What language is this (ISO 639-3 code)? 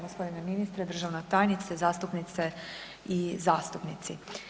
hrv